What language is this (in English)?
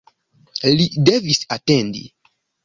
Esperanto